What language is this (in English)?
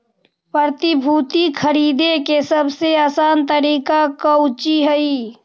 Magahi